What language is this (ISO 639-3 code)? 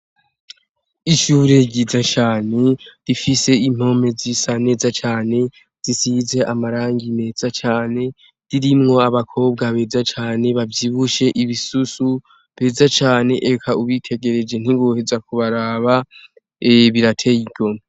run